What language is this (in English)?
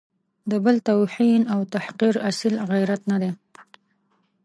Pashto